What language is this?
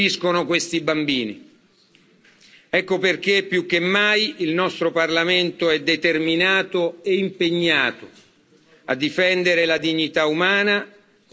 Italian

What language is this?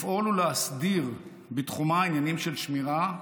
Hebrew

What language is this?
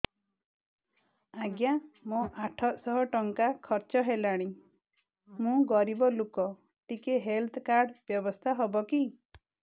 Odia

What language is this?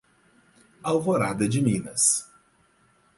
Portuguese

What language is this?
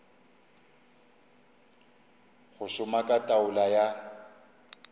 Northern Sotho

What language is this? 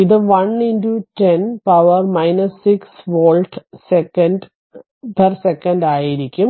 Malayalam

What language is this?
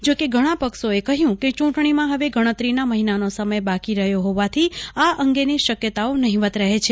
Gujarati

